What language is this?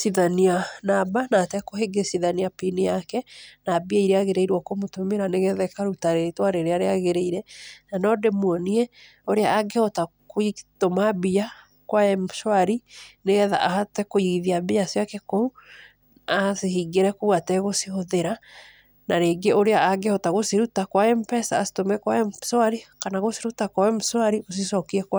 Kikuyu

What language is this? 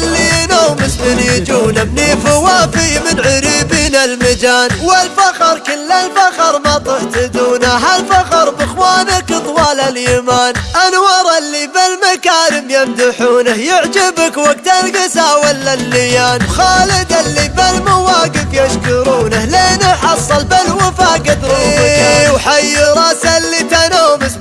Arabic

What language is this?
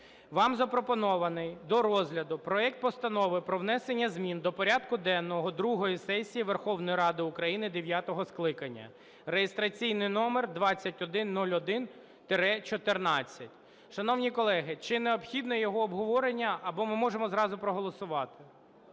Ukrainian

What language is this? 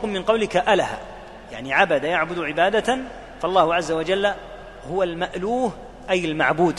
Arabic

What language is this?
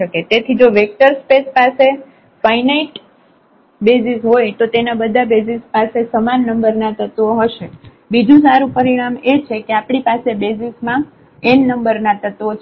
Gujarati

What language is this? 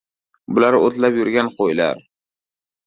Uzbek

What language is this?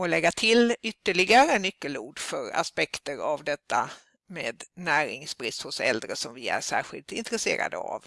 Swedish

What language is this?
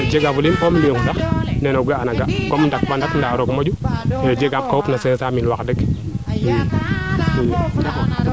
Serer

